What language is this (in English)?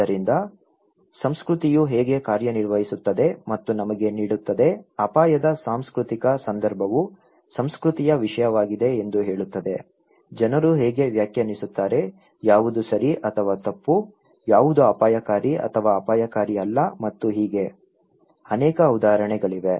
Kannada